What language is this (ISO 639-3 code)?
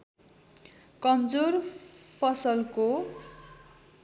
nep